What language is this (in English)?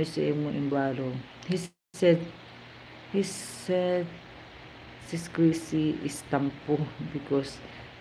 Filipino